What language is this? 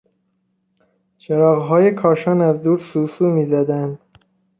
Persian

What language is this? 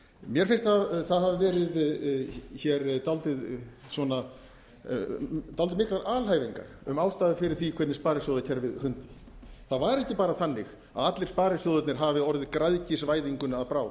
Icelandic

